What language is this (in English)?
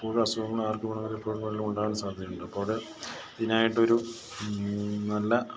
Malayalam